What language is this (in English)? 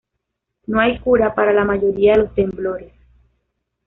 Spanish